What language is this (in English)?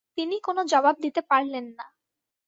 Bangla